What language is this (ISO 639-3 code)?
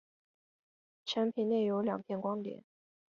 zho